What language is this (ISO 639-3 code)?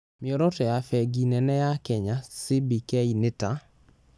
kik